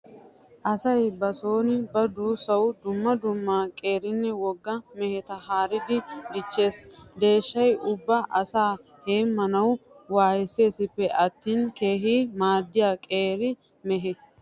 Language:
Wolaytta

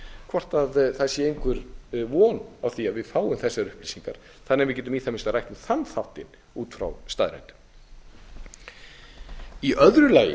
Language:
Icelandic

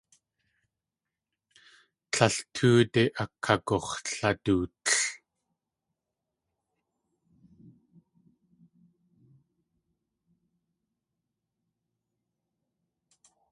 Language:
Tlingit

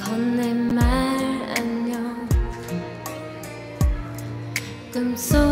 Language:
Korean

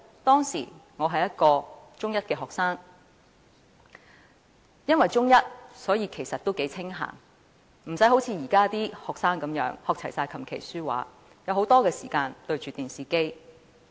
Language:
Cantonese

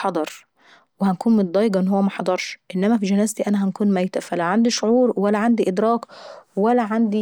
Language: Saidi Arabic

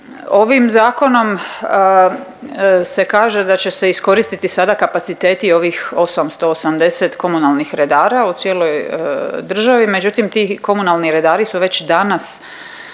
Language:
Croatian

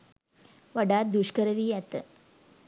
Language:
Sinhala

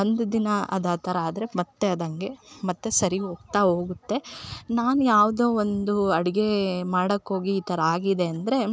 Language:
Kannada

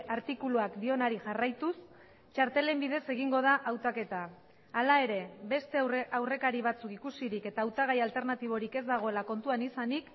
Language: Basque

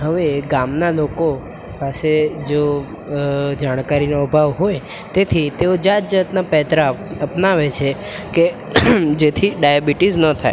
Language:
Gujarati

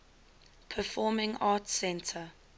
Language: English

